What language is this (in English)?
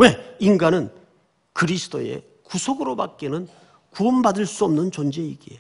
Korean